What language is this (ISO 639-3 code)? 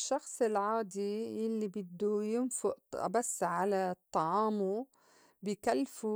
apc